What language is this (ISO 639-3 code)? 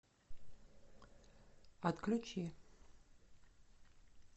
rus